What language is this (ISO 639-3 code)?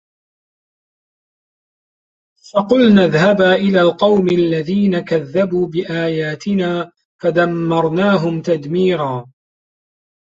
ara